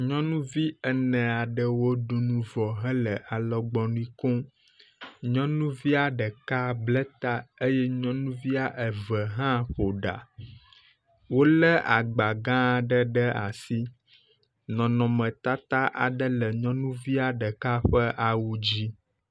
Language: Ewe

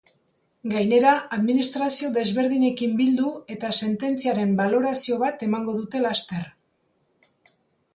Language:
Basque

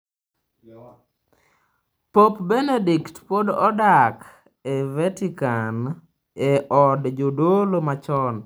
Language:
Luo (Kenya and Tanzania)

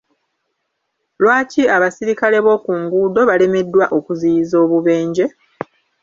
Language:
Ganda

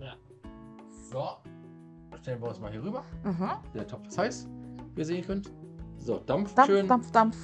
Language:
German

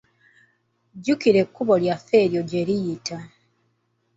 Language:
Ganda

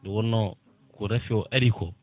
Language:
Fula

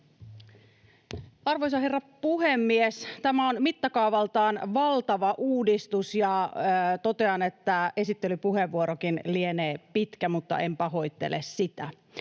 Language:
Finnish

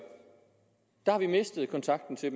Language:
Danish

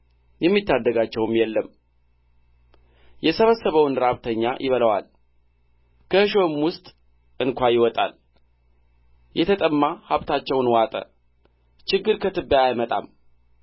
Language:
Amharic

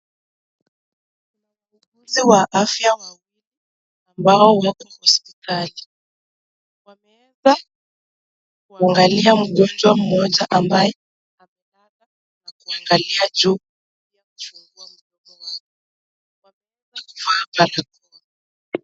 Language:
Swahili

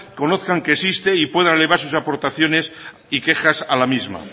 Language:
Spanish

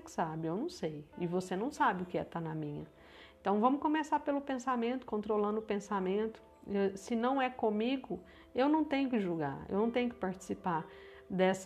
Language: Portuguese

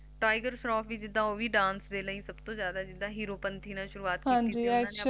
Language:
Punjabi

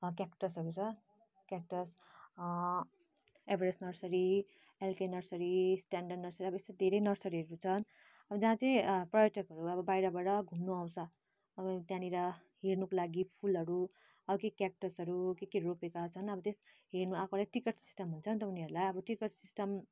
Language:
Nepali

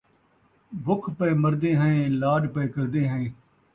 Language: Saraiki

